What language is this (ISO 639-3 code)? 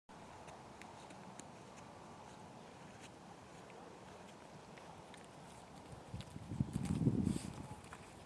ita